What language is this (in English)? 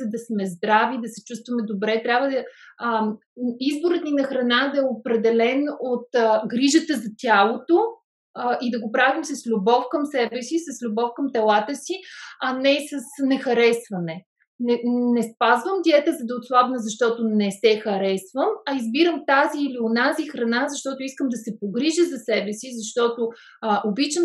Bulgarian